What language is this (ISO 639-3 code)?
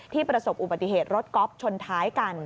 tha